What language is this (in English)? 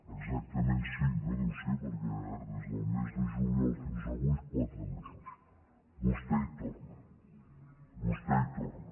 Catalan